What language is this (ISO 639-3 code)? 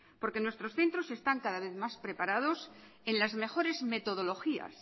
spa